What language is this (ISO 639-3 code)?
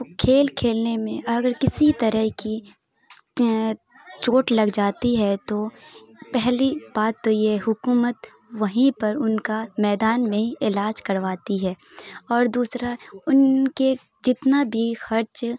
urd